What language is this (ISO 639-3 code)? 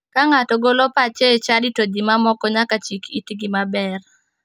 luo